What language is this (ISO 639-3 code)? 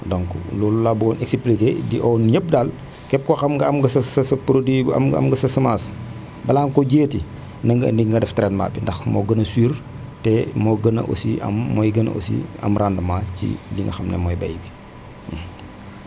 wol